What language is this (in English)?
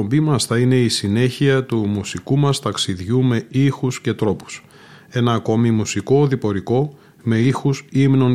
Greek